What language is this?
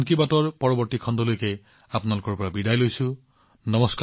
Assamese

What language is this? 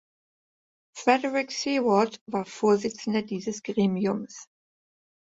German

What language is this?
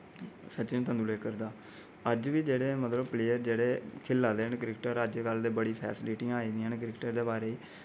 Dogri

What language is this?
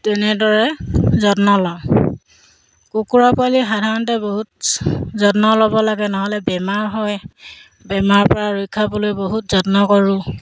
Assamese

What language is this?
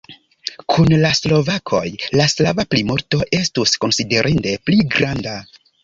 Esperanto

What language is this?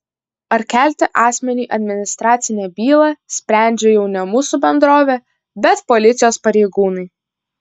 Lithuanian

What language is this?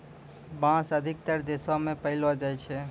Maithili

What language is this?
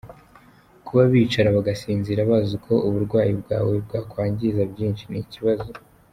Kinyarwanda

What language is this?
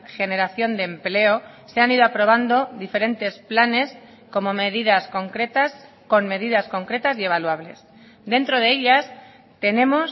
Spanish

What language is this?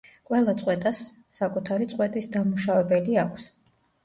Georgian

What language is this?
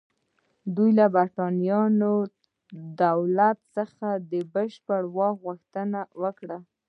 Pashto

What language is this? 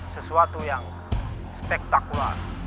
Indonesian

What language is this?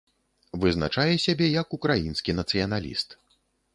Belarusian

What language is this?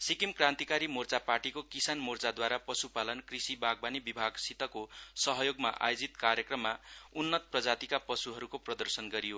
Nepali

